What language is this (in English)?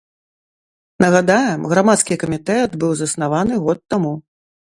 Belarusian